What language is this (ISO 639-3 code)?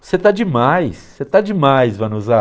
por